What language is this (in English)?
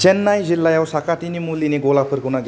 Bodo